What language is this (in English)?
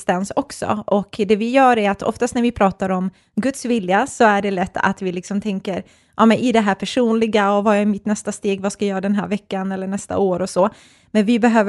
Swedish